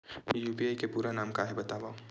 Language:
Chhattisgarhi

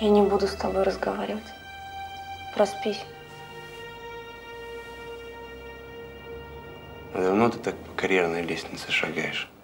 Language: Russian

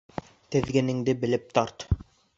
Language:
Bashkir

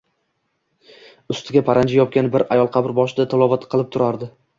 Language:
Uzbek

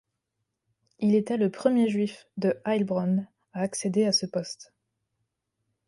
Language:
French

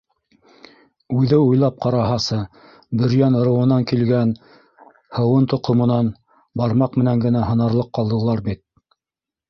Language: Bashkir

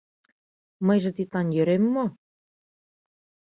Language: Mari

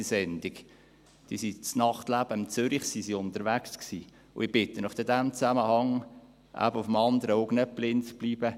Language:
Swiss German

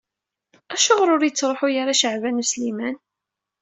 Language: Kabyle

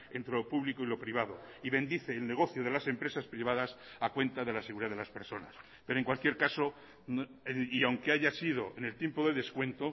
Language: Spanish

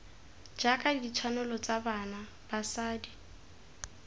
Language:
Tswana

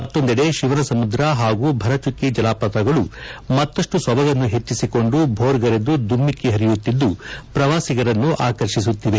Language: Kannada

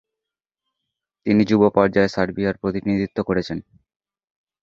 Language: Bangla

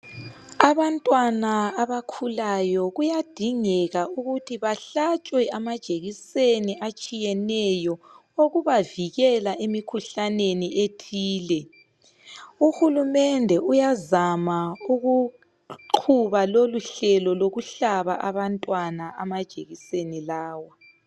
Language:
North Ndebele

